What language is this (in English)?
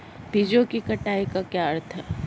Hindi